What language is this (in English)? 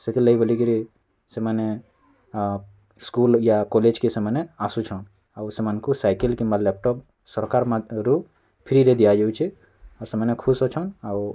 Odia